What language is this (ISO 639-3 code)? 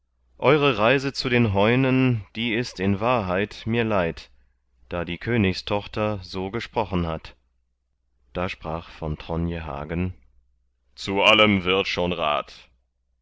deu